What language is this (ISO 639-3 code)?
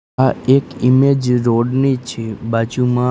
guj